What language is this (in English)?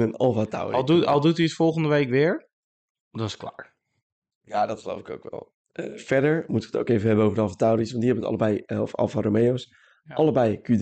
Dutch